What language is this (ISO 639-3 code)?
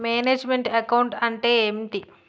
tel